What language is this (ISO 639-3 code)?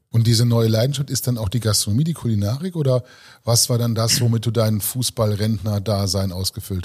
deu